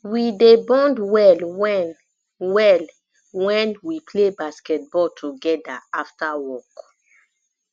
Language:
Nigerian Pidgin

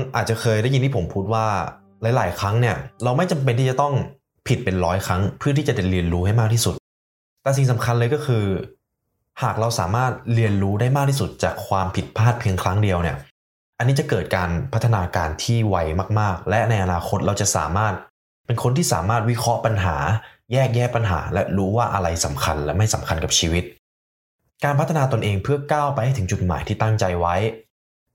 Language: Thai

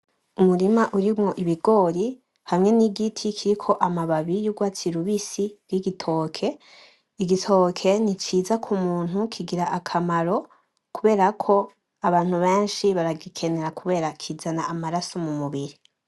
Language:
Rundi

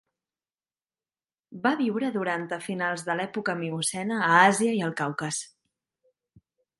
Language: Catalan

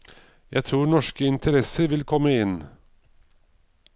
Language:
Norwegian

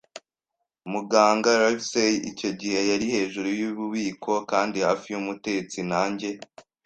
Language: Kinyarwanda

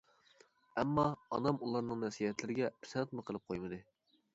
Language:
Uyghur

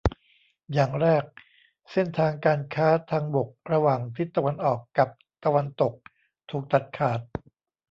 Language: Thai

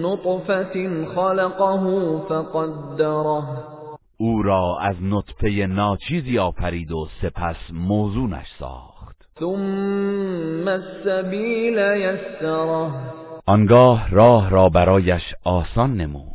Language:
Persian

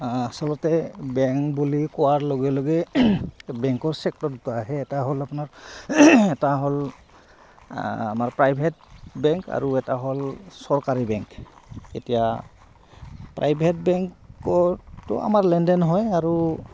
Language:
Assamese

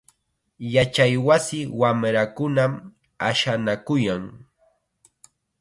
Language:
Chiquián Ancash Quechua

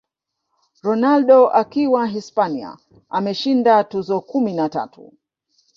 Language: Swahili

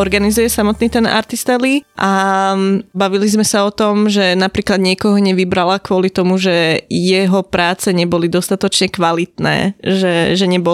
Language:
Slovak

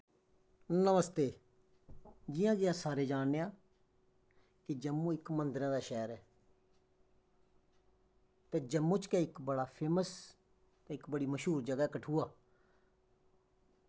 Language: Dogri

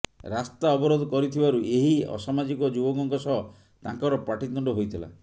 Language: Odia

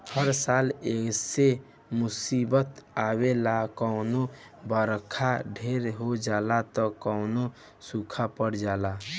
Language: Bhojpuri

